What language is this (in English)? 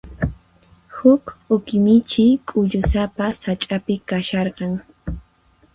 Puno Quechua